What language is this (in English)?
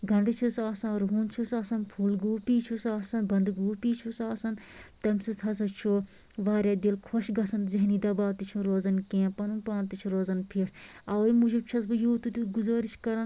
Kashmiri